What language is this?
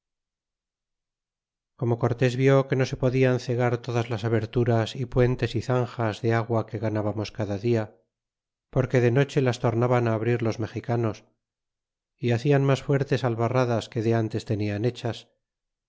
Spanish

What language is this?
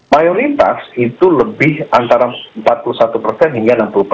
Indonesian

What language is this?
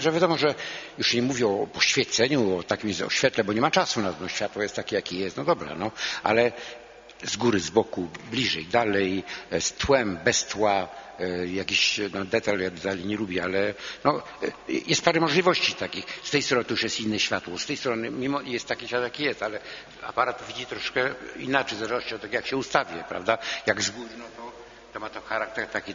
Polish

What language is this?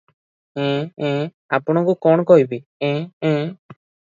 Odia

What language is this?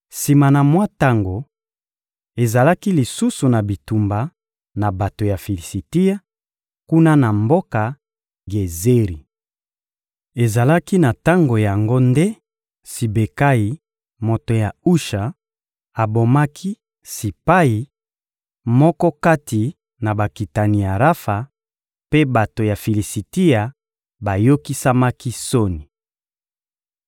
Lingala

